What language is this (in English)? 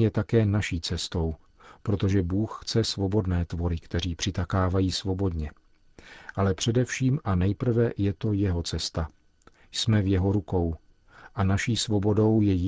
Czech